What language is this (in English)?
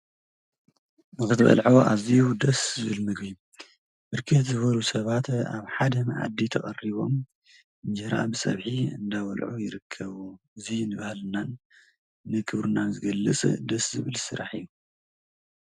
Tigrinya